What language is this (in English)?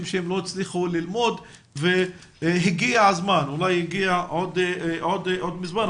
Hebrew